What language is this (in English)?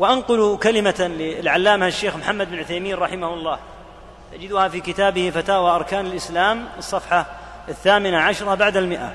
Arabic